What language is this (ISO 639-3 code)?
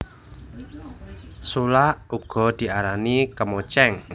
jav